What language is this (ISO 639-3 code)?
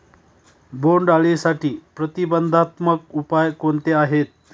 mar